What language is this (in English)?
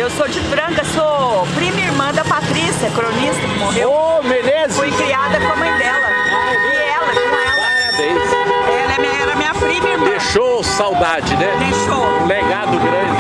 Portuguese